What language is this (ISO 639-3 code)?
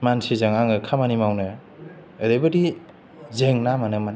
brx